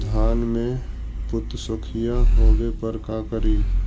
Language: Magahi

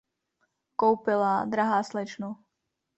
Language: Czech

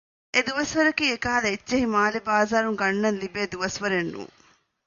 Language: Divehi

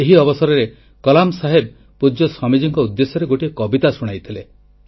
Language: Odia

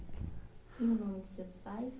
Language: Portuguese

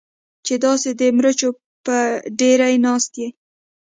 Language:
Pashto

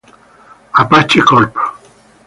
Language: Spanish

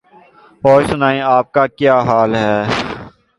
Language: Urdu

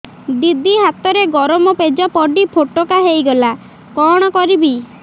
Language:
Odia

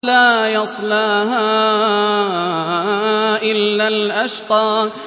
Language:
Arabic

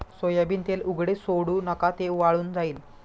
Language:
Marathi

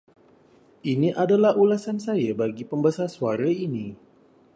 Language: Malay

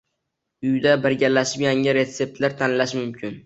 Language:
Uzbek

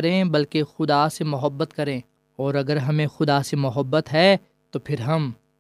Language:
Urdu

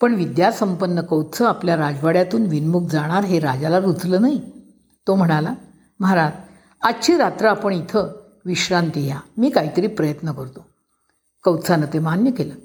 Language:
Marathi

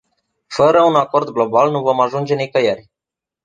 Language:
Romanian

